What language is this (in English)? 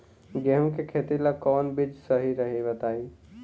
Bhojpuri